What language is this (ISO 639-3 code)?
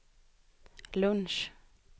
swe